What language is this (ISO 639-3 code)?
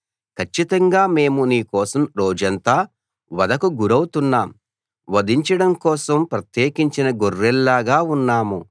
tel